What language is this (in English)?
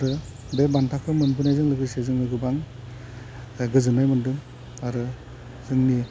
Bodo